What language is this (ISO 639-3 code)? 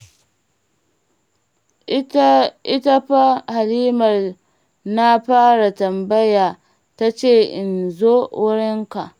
hau